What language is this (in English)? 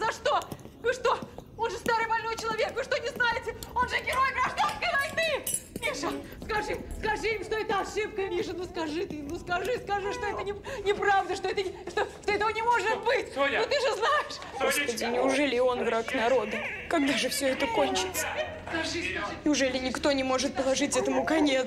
Russian